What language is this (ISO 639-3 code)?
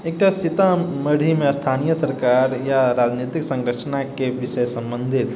mai